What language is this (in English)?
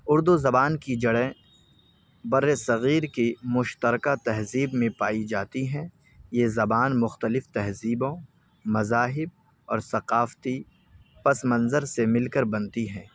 Urdu